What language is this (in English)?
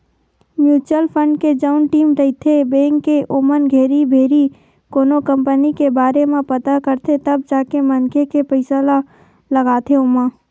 Chhattisgarhi